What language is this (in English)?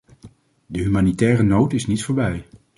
Dutch